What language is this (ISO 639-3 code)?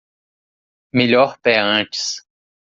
por